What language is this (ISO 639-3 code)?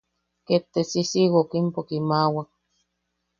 yaq